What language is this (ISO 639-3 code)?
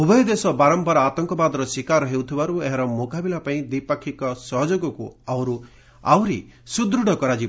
ori